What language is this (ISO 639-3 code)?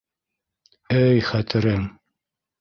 bak